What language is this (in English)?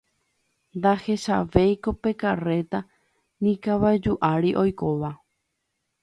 Guarani